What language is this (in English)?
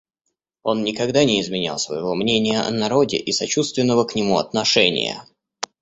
Russian